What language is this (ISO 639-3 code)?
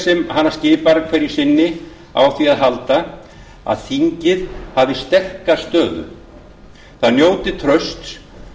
isl